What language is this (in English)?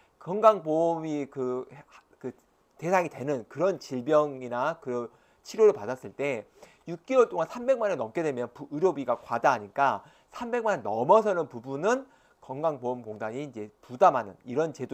Korean